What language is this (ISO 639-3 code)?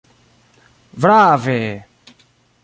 epo